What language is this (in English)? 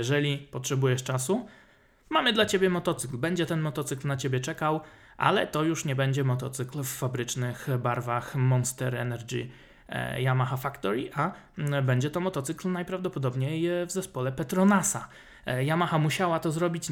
Polish